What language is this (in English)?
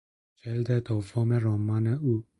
Persian